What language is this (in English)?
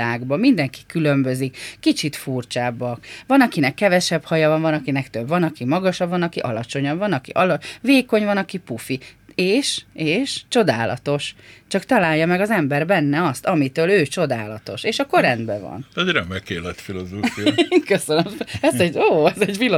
Hungarian